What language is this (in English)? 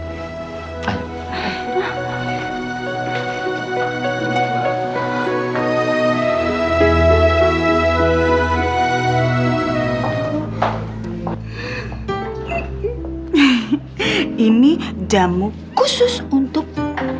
Indonesian